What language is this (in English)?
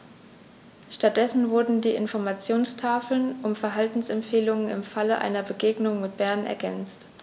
German